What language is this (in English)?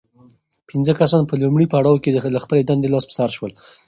Pashto